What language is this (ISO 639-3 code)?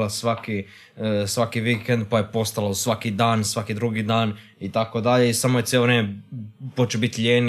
hrv